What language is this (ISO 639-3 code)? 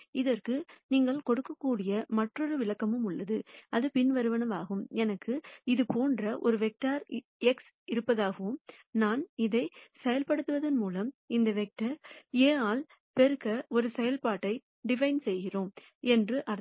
tam